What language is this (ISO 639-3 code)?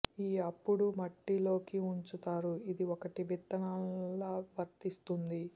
tel